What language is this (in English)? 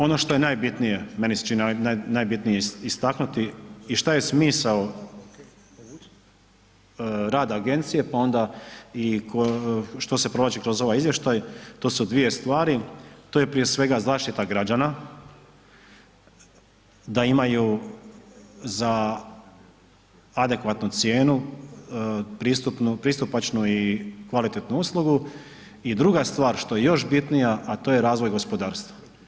Croatian